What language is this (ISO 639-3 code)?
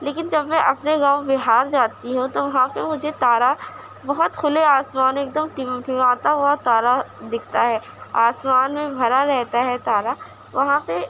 urd